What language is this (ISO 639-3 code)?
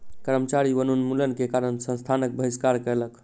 mai